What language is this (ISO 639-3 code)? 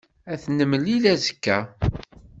kab